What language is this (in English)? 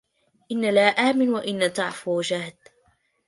Arabic